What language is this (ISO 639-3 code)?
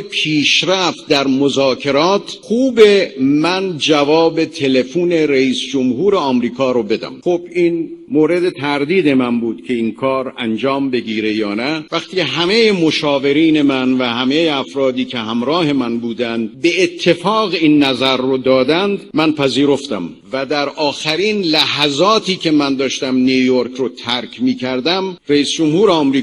fas